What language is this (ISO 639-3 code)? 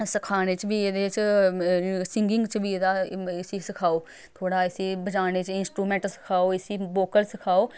doi